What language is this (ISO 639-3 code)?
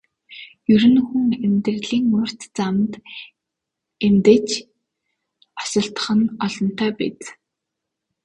mon